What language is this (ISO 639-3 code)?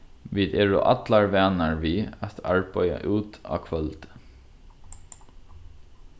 fao